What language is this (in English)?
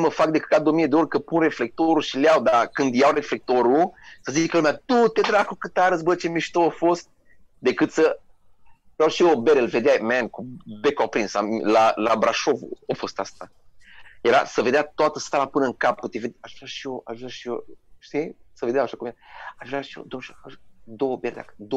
Romanian